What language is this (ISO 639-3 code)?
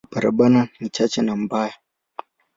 swa